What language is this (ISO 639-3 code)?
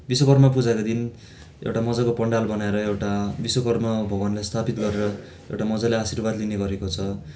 nep